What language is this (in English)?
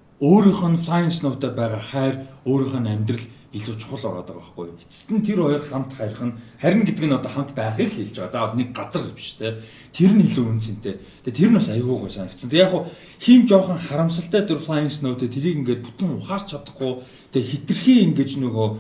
Korean